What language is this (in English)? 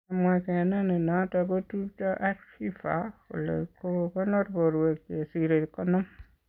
Kalenjin